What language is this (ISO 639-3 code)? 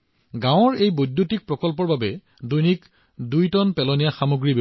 asm